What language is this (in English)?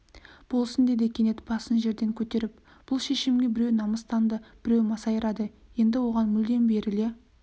Kazakh